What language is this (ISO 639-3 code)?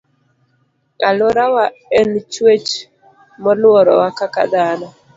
luo